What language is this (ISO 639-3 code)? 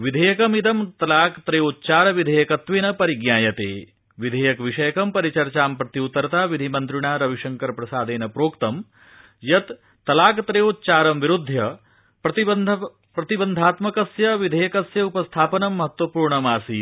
san